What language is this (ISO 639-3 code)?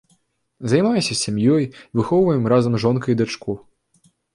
bel